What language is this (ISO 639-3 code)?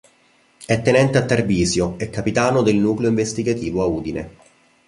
ita